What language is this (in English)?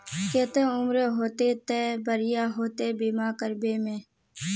Magahi